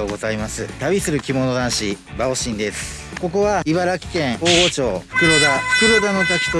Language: Japanese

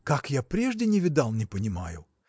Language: Russian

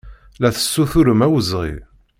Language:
Kabyle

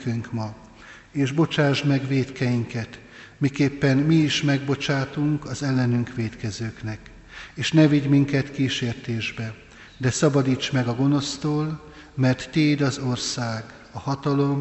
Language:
Hungarian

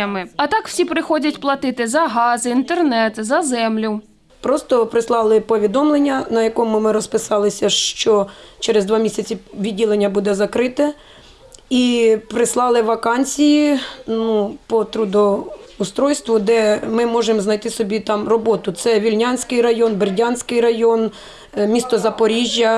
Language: Ukrainian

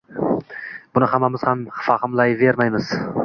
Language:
Uzbek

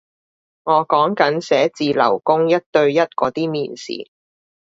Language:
Cantonese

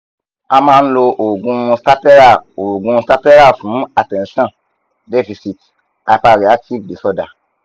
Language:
Yoruba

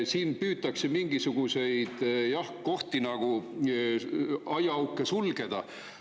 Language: Estonian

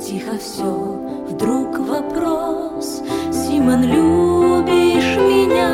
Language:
Russian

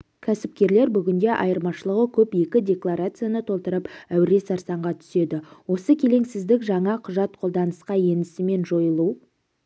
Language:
Kazakh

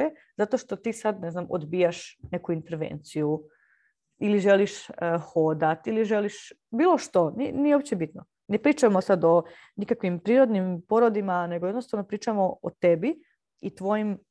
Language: Croatian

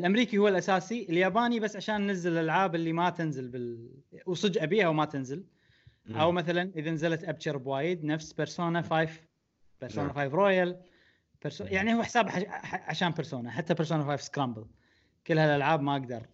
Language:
Arabic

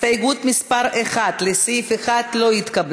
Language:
Hebrew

